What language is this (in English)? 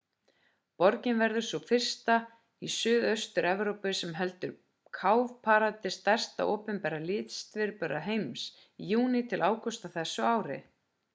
Icelandic